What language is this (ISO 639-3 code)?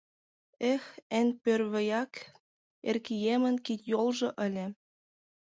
chm